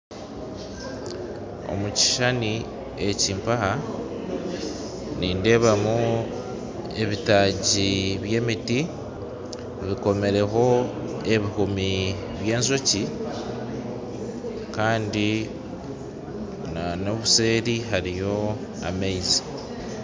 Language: Nyankole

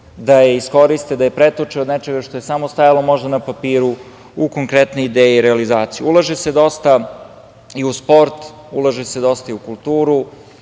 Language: Serbian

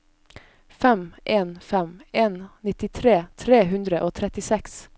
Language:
Norwegian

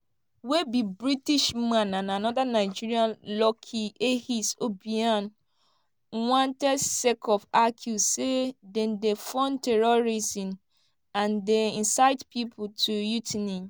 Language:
Nigerian Pidgin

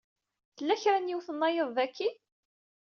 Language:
Kabyle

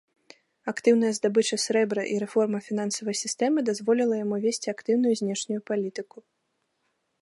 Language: Belarusian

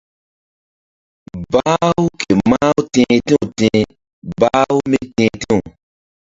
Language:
Mbum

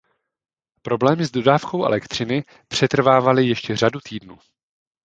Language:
Czech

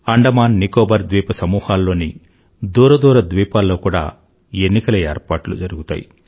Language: Telugu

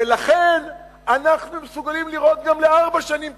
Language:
Hebrew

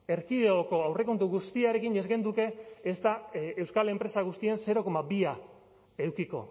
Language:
Basque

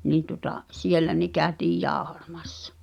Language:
Finnish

